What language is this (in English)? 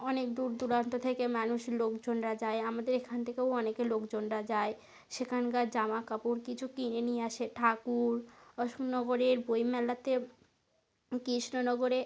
Bangla